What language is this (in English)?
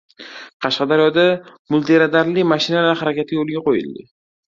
Uzbek